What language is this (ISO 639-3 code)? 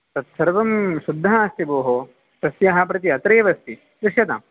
san